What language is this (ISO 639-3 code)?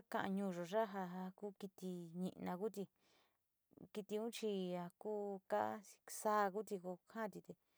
xti